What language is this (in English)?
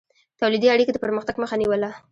Pashto